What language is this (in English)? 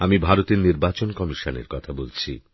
Bangla